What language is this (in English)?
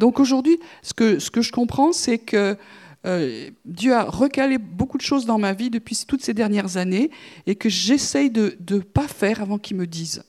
French